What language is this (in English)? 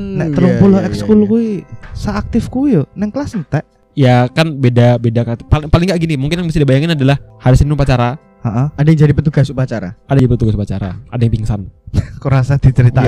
Indonesian